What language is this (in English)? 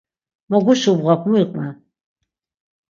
Laz